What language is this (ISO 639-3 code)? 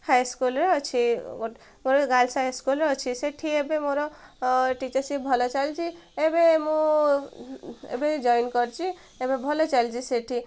ori